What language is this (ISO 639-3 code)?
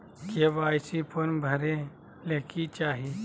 mag